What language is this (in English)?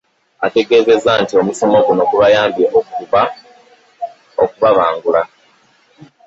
Ganda